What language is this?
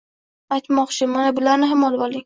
Uzbek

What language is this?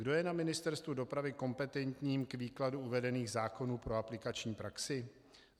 Czech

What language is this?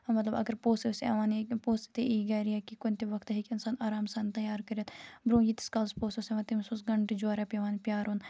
Kashmiri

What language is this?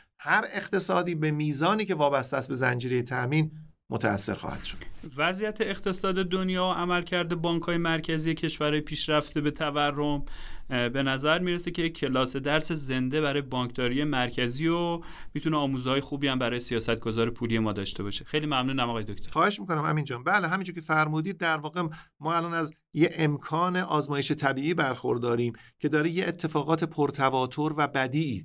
Persian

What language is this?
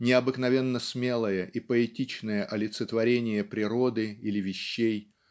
Russian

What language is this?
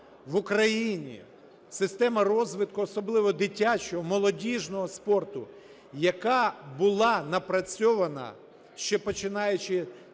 Ukrainian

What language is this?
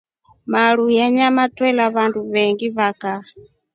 Rombo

